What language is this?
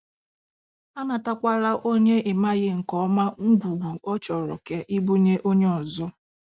Igbo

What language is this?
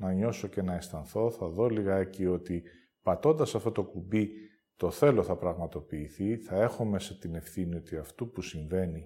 Greek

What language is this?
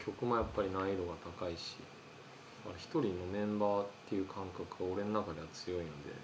Japanese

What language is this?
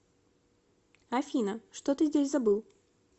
Russian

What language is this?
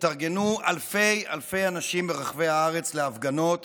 Hebrew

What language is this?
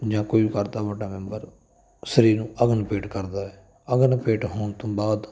Punjabi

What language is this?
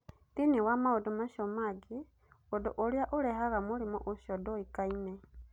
Kikuyu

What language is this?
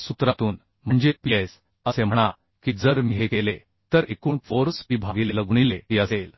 Marathi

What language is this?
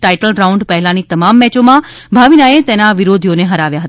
Gujarati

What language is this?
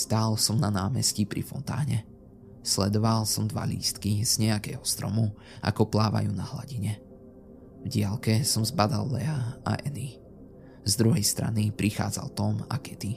Slovak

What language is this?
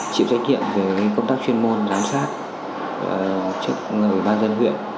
Vietnamese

